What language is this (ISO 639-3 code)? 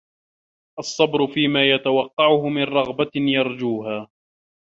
ara